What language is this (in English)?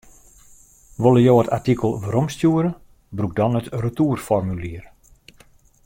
Western Frisian